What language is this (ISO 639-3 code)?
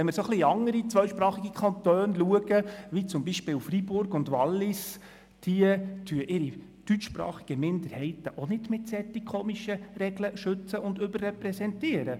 gsw